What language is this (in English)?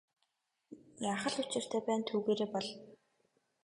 Mongolian